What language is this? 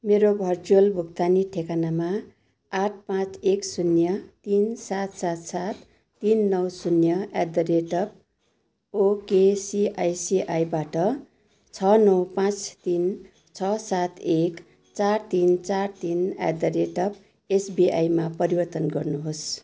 Nepali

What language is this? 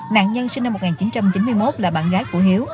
Vietnamese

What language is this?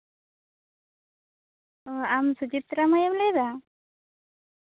Santali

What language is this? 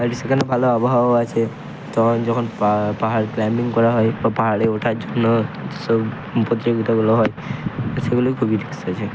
Bangla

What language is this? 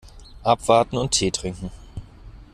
German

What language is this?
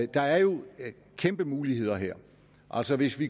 Danish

